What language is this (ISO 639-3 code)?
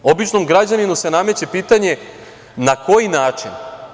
srp